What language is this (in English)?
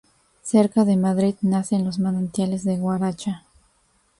Spanish